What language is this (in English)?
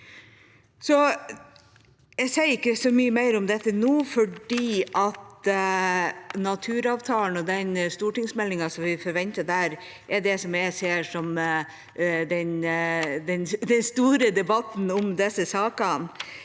Norwegian